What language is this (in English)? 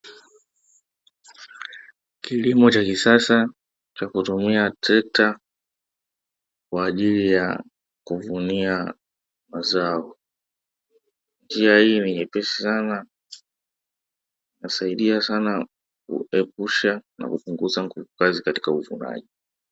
Swahili